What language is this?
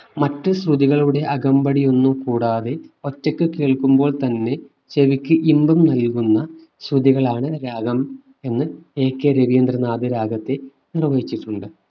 Malayalam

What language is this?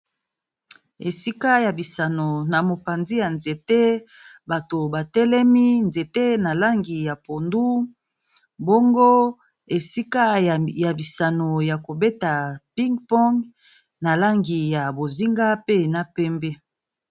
Lingala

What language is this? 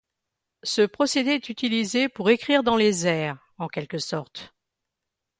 French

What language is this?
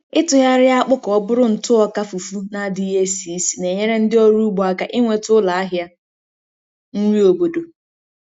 Igbo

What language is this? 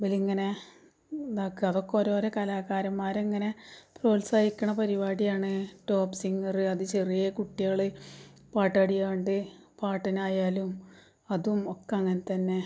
Malayalam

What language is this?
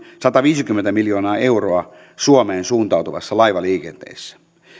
Finnish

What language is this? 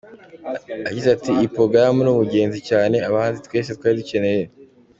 Kinyarwanda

